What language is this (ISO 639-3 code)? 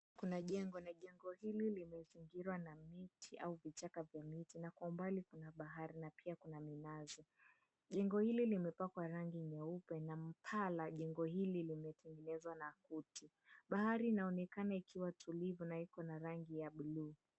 swa